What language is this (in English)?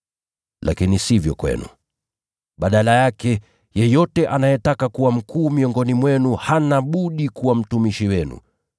Swahili